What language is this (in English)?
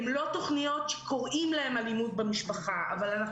Hebrew